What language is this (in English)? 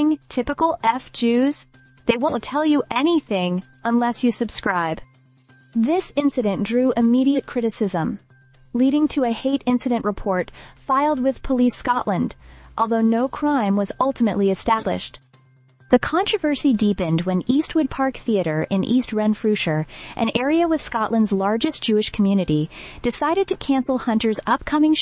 English